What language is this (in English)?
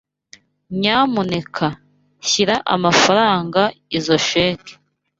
Kinyarwanda